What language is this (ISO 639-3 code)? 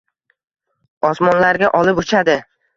uzb